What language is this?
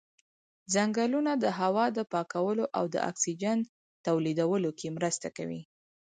Pashto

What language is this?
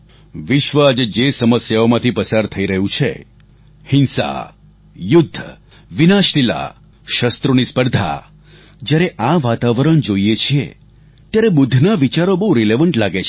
Gujarati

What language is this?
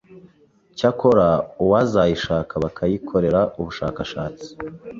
Kinyarwanda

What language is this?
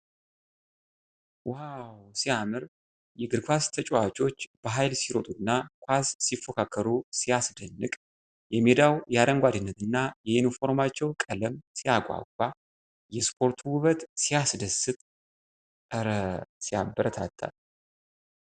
Amharic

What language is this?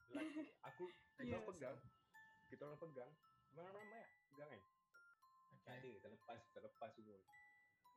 Malay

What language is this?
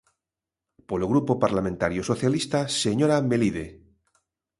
Galician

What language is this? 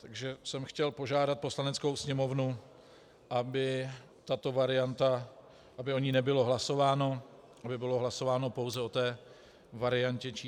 Czech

